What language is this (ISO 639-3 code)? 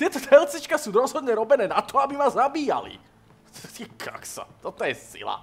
slk